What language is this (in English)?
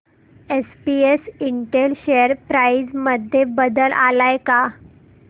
Marathi